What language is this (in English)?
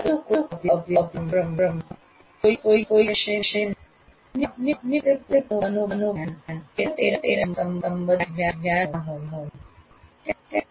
Gujarati